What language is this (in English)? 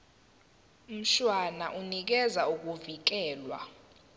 Zulu